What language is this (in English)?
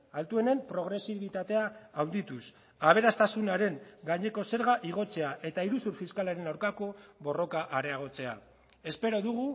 Basque